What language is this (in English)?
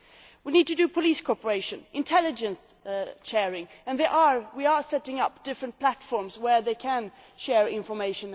English